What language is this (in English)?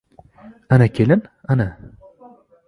Uzbek